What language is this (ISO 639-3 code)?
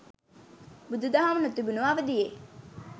sin